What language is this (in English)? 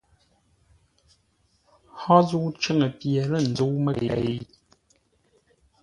Ngombale